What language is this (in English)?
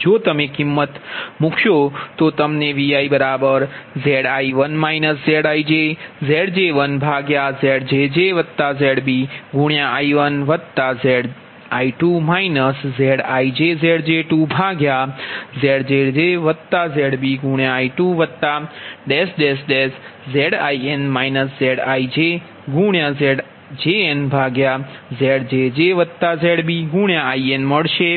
Gujarati